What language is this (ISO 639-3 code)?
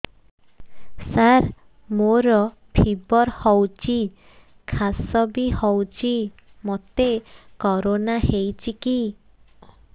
ori